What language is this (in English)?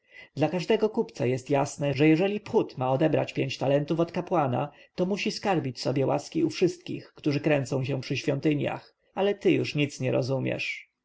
Polish